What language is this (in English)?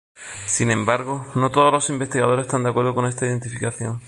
Spanish